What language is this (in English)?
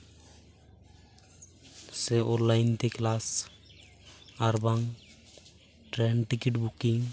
Santali